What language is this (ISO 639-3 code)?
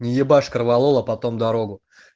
rus